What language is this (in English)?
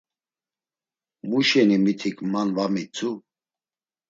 Laz